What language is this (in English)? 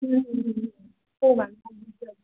Marathi